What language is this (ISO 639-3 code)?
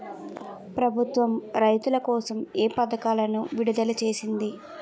tel